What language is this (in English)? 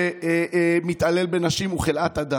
Hebrew